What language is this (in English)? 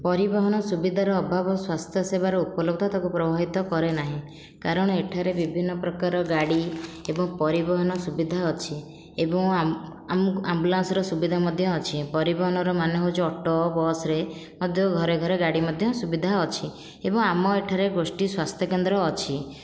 Odia